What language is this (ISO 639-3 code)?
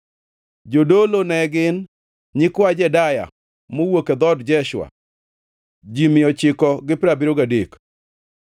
luo